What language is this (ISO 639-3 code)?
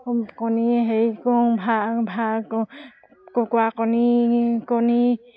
asm